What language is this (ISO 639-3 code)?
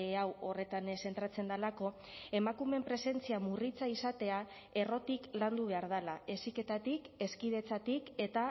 eus